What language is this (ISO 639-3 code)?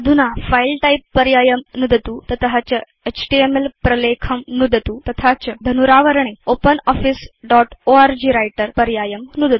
san